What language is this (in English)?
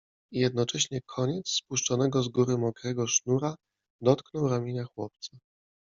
Polish